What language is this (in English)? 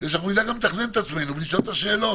Hebrew